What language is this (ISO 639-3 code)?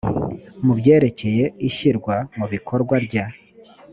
kin